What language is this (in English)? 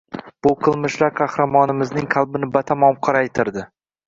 Uzbek